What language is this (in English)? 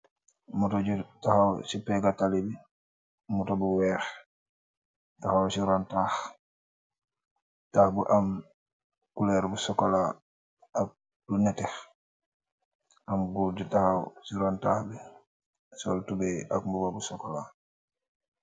Wolof